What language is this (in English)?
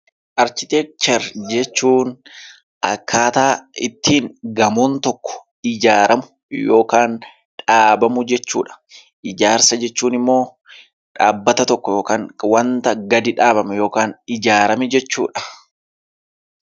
Oromo